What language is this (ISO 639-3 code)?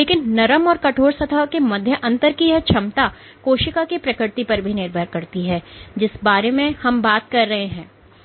hin